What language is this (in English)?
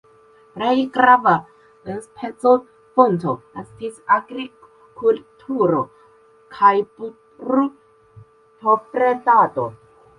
Esperanto